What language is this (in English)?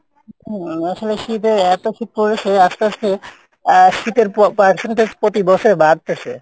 Bangla